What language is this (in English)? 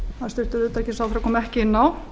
Icelandic